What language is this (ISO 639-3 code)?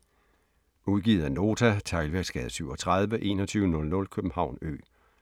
dan